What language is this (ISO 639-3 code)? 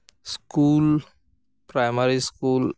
sat